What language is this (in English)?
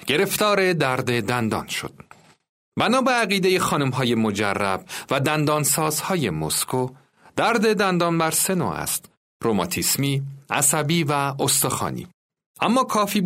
Persian